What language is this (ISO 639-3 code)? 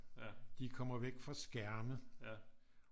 dan